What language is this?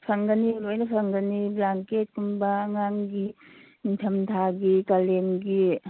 Manipuri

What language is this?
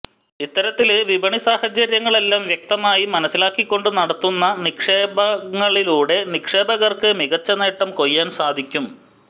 Malayalam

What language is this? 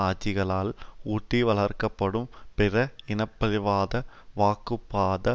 Tamil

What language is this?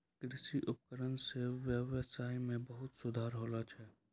Maithili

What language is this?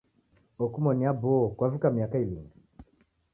Taita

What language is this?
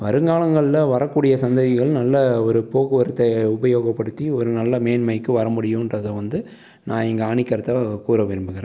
Tamil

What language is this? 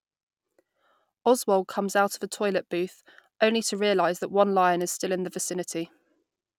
English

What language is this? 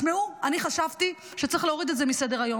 Hebrew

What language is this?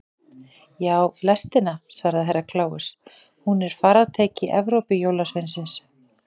Icelandic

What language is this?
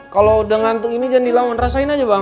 Indonesian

